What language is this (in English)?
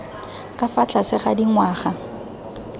Tswana